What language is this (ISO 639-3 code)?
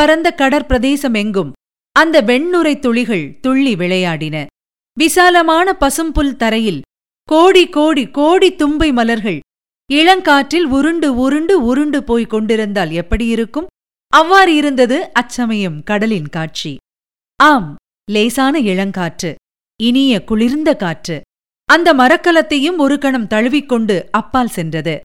tam